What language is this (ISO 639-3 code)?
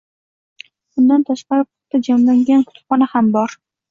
uzb